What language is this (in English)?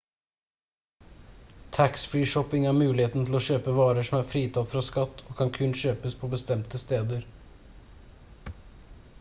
Norwegian Bokmål